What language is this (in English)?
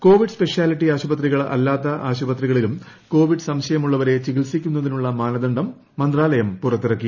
Malayalam